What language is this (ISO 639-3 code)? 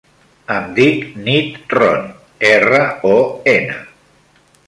cat